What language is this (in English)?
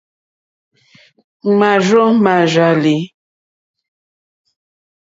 Mokpwe